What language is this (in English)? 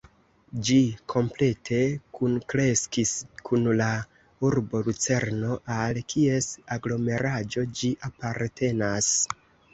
Esperanto